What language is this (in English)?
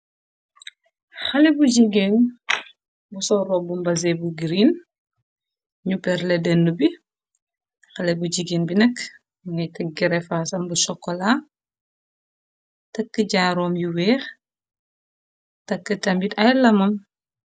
Wolof